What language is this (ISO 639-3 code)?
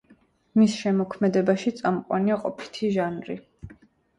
kat